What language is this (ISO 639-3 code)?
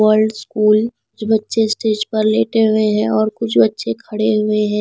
hin